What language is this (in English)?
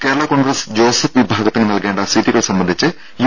Malayalam